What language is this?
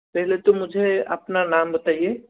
Hindi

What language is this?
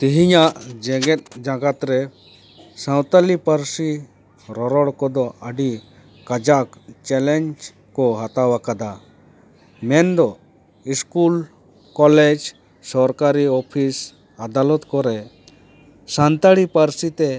Santali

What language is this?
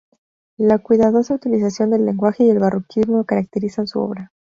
Spanish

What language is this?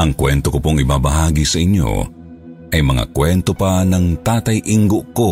Filipino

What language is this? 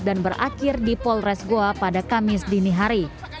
Indonesian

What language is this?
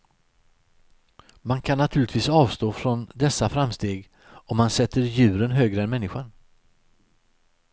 Swedish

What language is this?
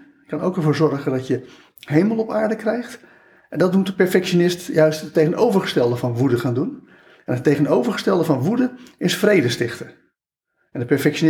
Dutch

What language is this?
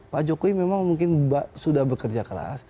Indonesian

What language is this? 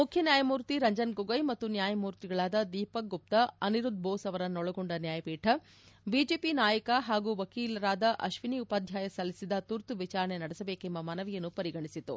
Kannada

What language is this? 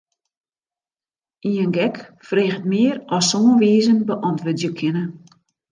Western Frisian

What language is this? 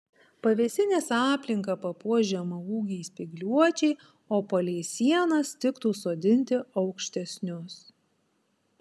Lithuanian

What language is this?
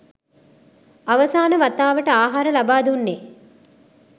Sinhala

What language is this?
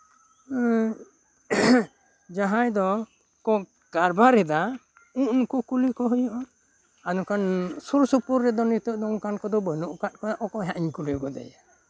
Santali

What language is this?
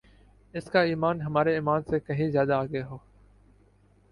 Urdu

